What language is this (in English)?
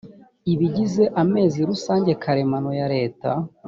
Kinyarwanda